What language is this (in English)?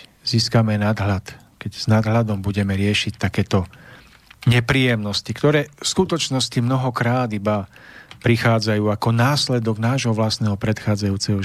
Slovak